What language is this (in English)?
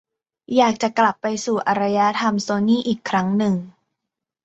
Thai